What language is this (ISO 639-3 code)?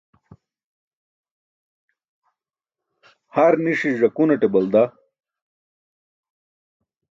bsk